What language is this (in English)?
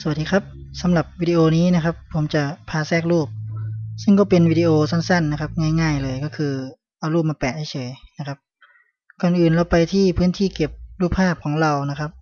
Thai